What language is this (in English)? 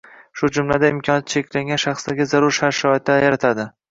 Uzbek